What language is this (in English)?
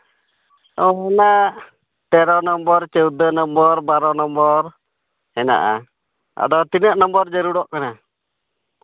Santali